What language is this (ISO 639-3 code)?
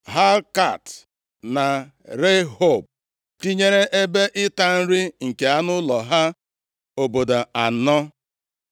ibo